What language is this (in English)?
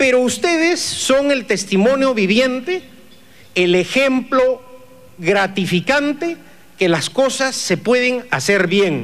Spanish